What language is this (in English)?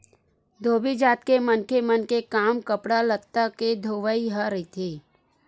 Chhattisgarhi